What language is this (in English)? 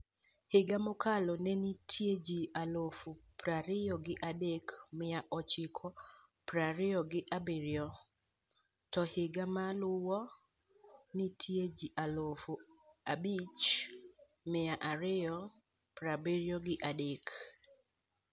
Luo (Kenya and Tanzania)